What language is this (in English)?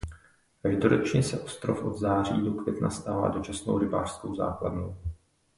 Czech